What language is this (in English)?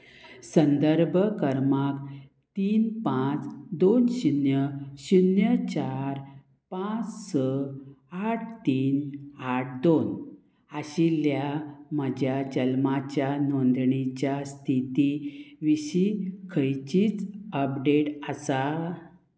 Konkani